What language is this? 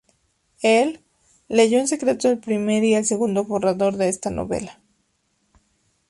Spanish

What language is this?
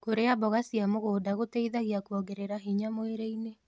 Kikuyu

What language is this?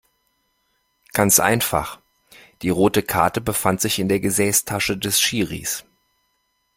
German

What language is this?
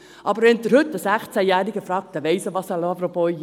Swiss German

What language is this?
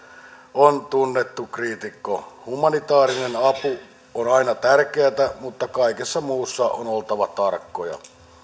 Finnish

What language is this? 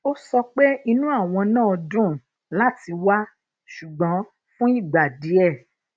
Yoruba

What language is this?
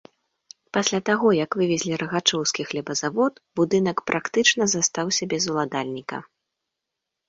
Belarusian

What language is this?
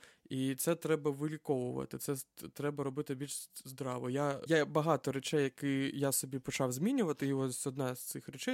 Ukrainian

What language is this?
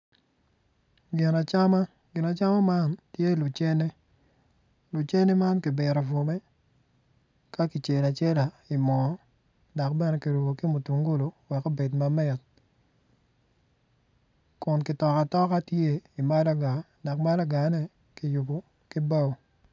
Acoli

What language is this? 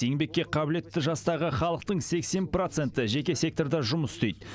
Kazakh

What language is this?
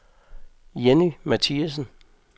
Danish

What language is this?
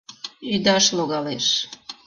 Mari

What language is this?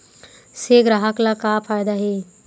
Chhattisgarhi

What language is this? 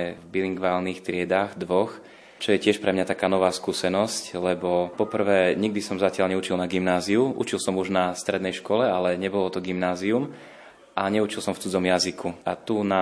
Slovak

